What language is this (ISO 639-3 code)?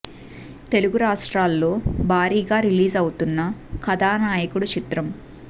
tel